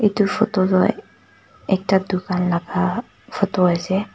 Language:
Naga Pidgin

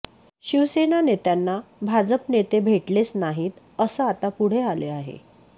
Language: Marathi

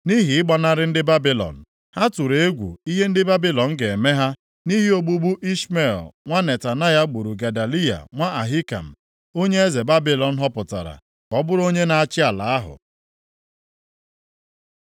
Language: Igbo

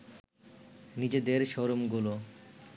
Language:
Bangla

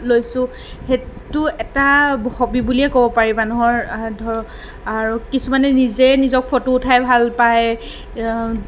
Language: Assamese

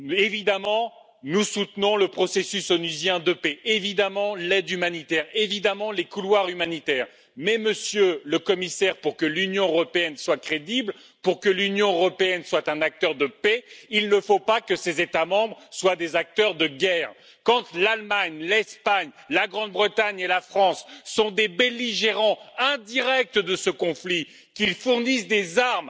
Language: French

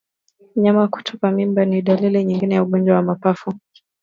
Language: Swahili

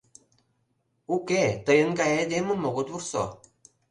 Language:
Mari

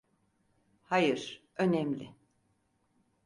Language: Turkish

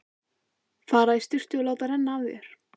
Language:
Icelandic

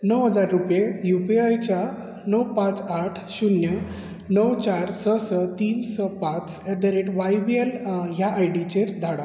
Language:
Konkani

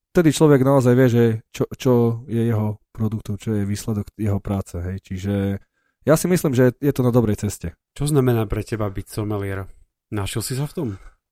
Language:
Slovak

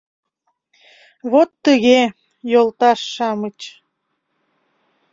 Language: Mari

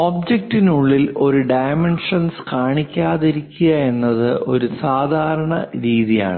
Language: Malayalam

